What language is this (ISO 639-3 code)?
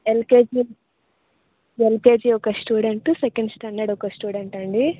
tel